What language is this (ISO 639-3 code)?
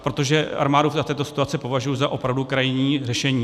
ces